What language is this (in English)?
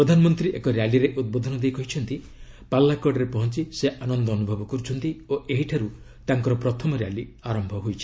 Odia